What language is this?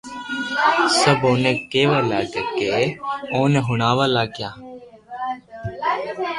Loarki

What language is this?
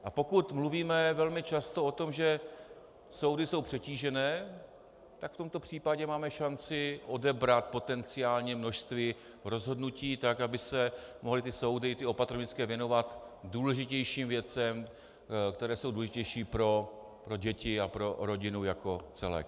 Czech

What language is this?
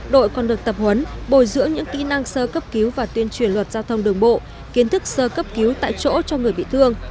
Vietnamese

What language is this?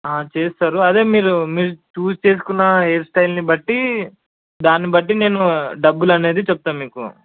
Telugu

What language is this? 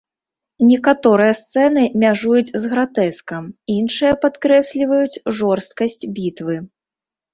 Belarusian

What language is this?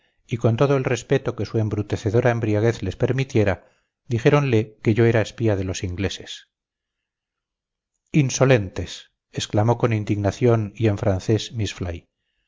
Spanish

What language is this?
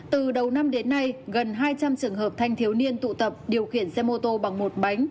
Vietnamese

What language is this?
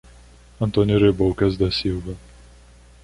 Portuguese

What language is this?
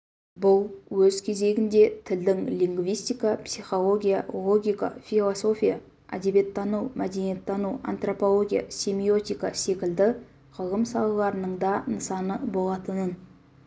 Kazakh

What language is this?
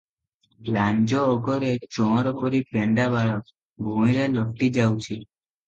Odia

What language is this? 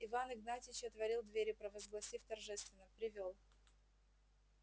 Russian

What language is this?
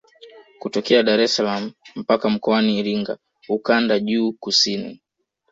Swahili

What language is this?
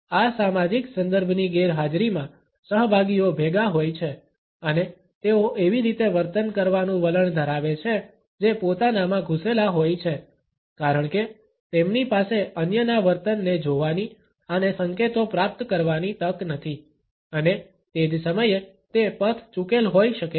Gujarati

